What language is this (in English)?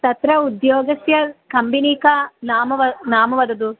Sanskrit